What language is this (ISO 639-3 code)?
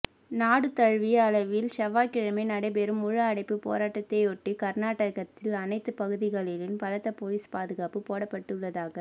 tam